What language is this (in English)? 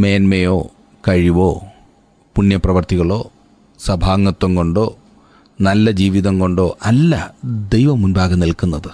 Malayalam